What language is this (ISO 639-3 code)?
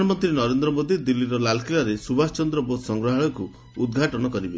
ori